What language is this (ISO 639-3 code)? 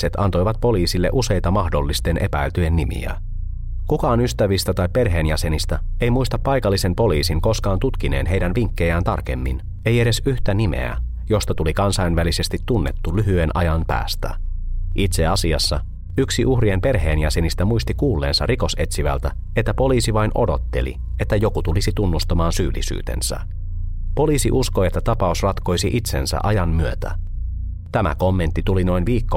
fin